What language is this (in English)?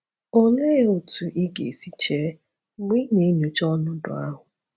Igbo